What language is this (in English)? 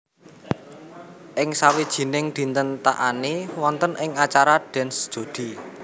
Javanese